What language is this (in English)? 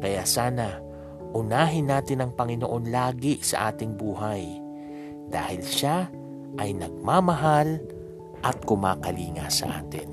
Filipino